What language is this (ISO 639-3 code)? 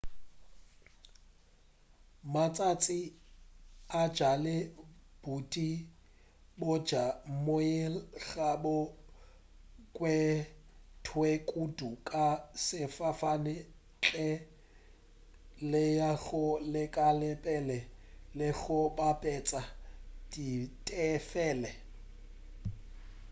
nso